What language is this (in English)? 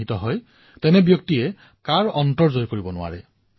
Assamese